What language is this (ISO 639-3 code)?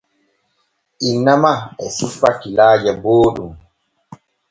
fue